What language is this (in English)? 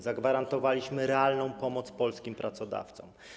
Polish